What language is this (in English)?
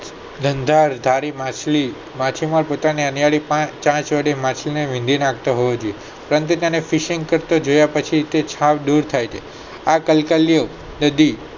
Gujarati